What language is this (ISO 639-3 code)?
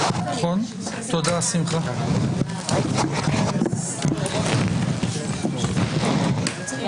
heb